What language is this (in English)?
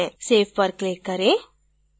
Hindi